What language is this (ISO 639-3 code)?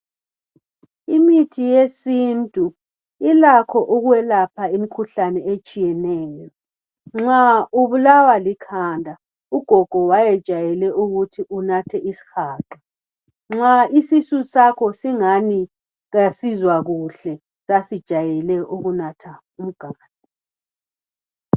nde